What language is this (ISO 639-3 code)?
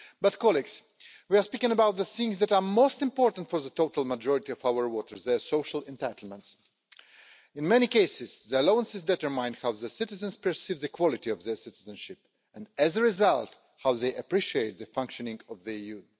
eng